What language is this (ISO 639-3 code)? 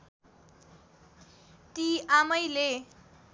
nep